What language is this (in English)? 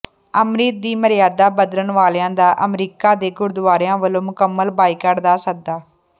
Punjabi